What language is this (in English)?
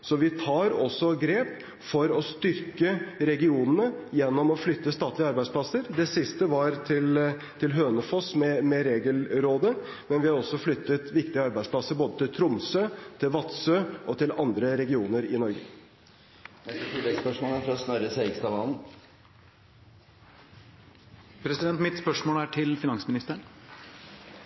Norwegian